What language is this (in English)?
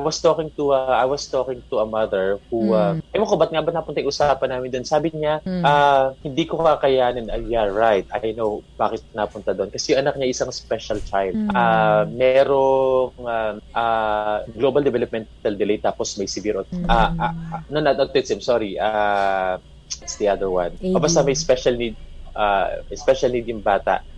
Filipino